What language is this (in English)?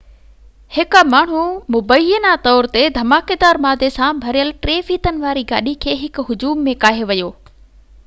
Sindhi